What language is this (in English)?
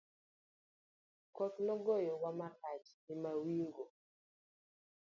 Luo (Kenya and Tanzania)